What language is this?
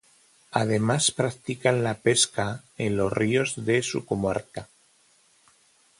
Spanish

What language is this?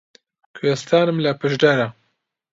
Central Kurdish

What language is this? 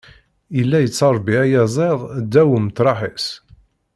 Kabyle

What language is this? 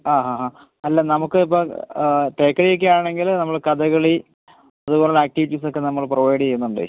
Malayalam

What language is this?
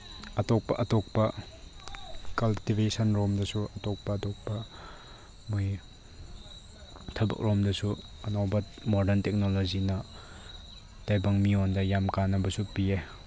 Manipuri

